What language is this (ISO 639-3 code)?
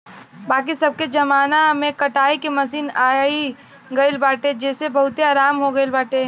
bho